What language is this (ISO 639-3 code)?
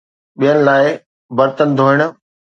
snd